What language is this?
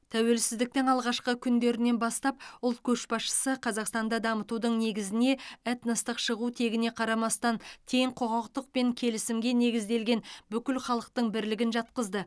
Kazakh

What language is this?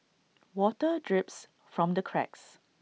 English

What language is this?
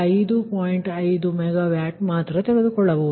Kannada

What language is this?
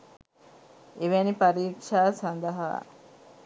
Sinhala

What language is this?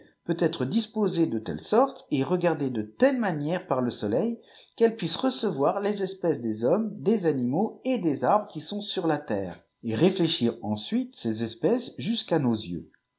French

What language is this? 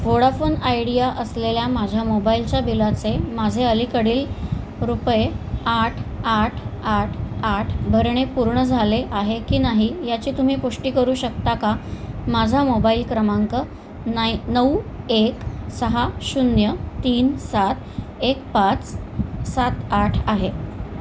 Marathi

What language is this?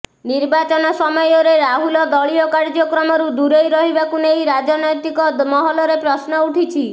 Odia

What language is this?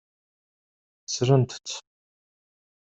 Kabyle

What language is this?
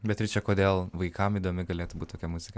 Lithuanian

